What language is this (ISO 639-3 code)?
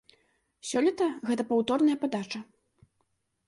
bel